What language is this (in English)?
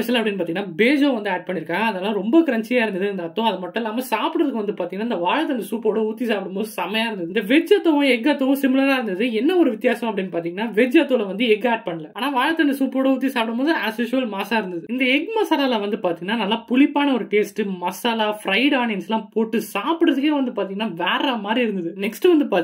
Romanian